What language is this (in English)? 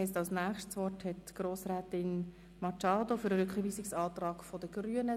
Swiss German